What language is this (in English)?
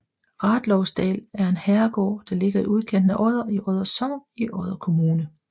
Danish